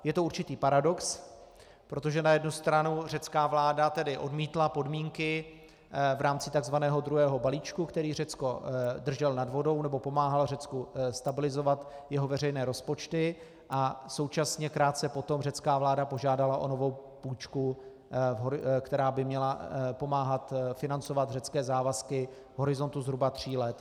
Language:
Czech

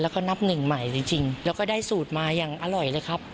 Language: Thai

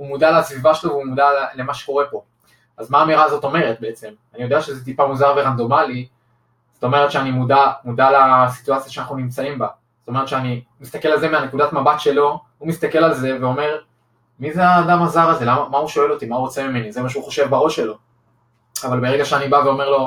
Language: Hebrew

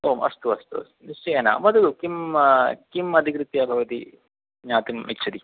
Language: Sanskrit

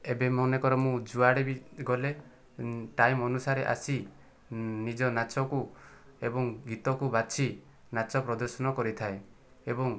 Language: Odia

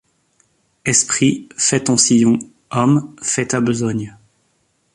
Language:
French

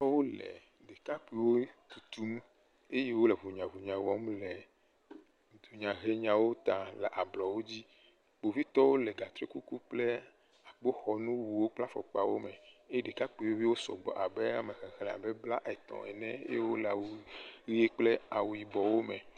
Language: Ewe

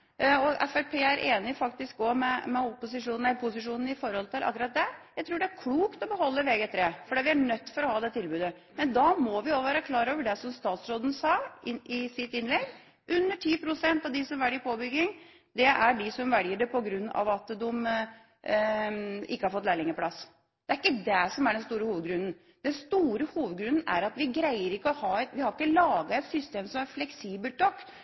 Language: Norwegian Bokmål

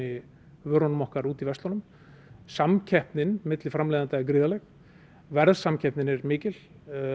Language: Icelandic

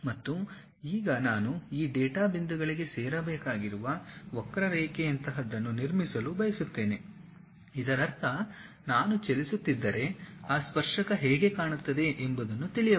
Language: Kannada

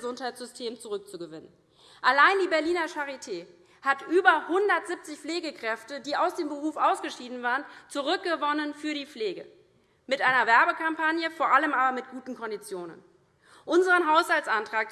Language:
German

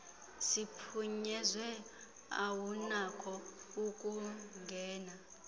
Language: Xhosa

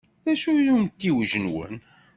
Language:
Kabyle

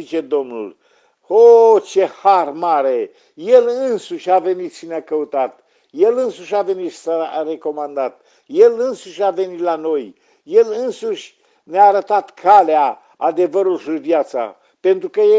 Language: Romanian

